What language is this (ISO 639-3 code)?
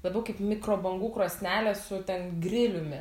lit